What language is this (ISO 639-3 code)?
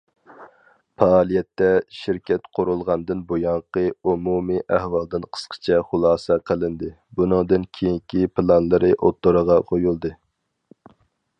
uig